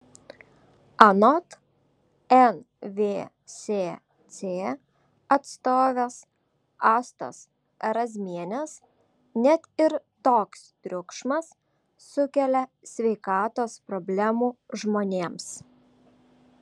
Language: Lithuanian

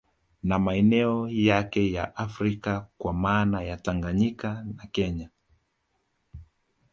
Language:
Swahili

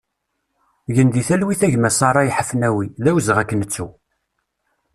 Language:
Kabyle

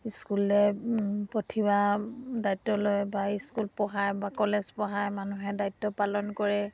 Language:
Assamese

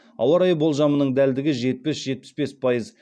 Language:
Kazakh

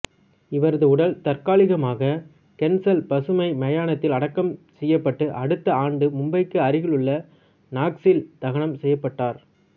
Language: Tamil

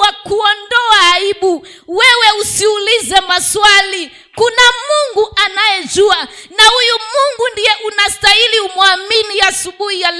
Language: Swahili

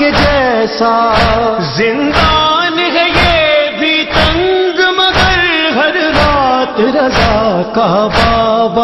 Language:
Arabic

